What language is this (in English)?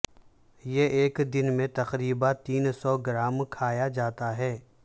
Urdu